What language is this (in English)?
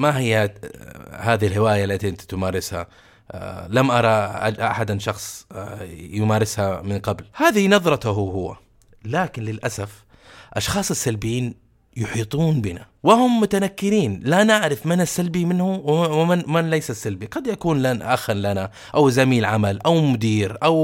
Arabic